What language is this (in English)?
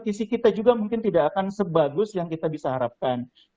Indonesian